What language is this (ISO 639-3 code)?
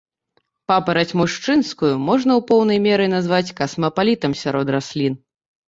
bel